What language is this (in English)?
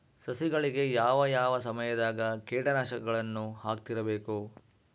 Kannada